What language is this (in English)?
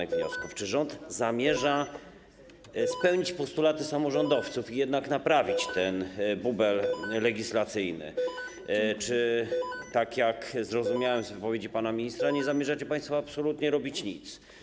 Polish